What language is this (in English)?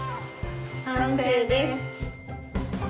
Japanese